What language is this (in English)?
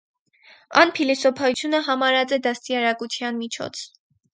Armenian